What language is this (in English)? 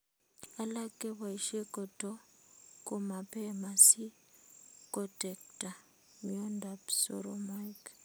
Kalenjin